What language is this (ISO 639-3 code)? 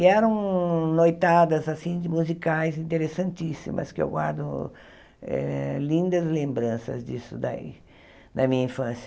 por